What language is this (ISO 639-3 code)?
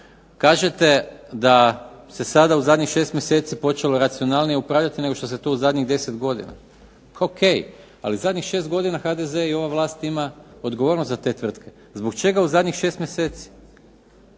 hrv